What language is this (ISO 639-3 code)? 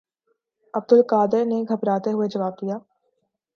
urd